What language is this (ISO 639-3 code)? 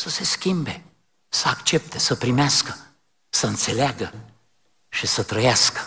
ron